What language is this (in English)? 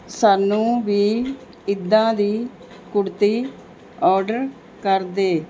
Punjabi